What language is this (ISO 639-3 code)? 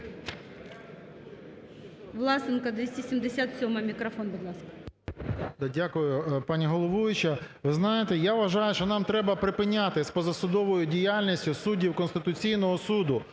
ukr